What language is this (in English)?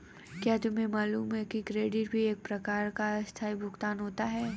Hindi